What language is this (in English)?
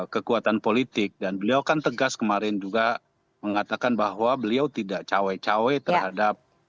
Indonesian